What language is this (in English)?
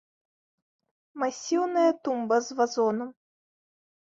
Belarusian